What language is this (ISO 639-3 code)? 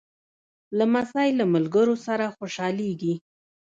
pus